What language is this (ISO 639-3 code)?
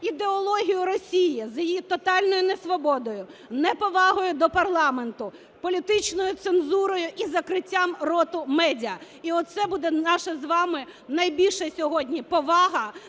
ukr